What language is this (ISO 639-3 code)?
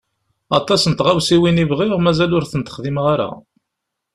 kab